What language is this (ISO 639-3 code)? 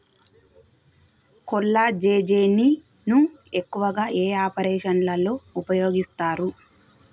tel